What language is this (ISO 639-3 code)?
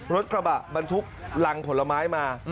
tha